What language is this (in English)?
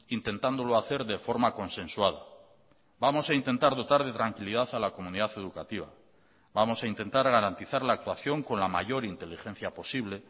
Spanish